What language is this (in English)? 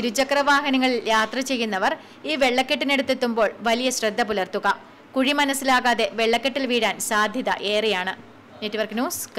Malayalam